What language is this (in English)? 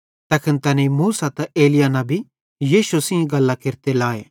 Bhadrawahi